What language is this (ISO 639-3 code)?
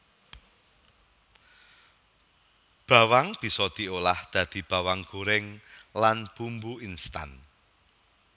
jav